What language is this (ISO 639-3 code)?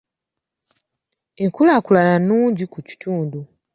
lug